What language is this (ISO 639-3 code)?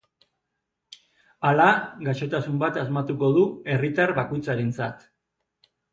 eus